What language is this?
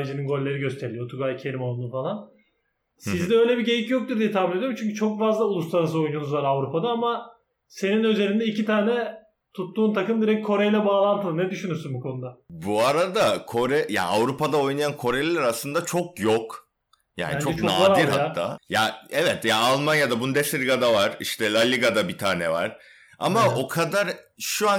Turkish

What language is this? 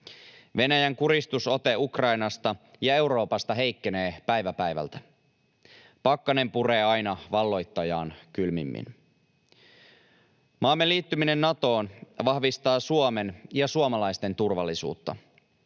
Finnish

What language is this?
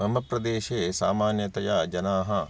Sanskrit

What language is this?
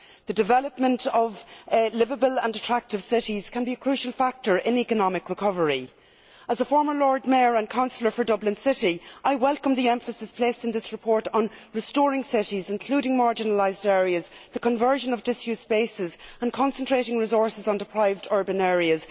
English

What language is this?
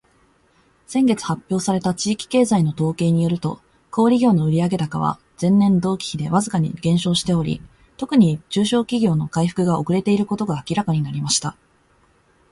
Japanese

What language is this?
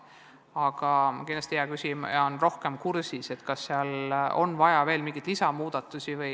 Estonian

